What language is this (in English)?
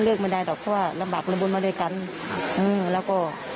Thai